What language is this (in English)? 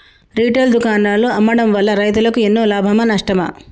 Telugu